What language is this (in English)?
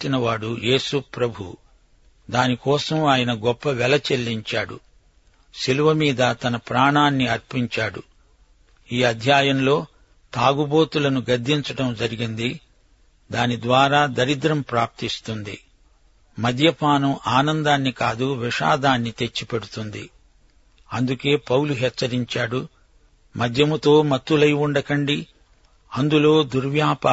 Telugu